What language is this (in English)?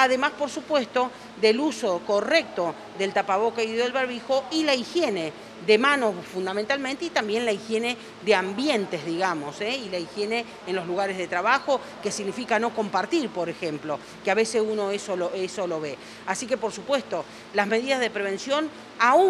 Spanish